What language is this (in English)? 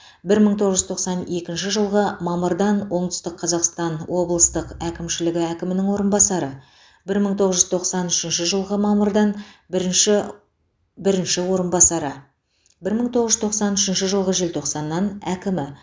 Kazakh